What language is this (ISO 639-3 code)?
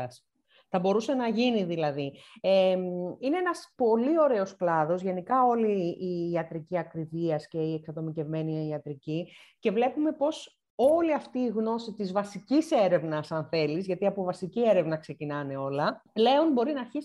ell